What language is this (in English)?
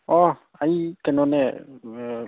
Manipuri